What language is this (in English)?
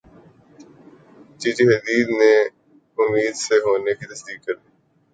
Urdu